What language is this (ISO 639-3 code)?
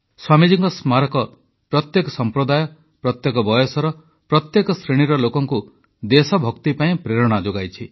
ori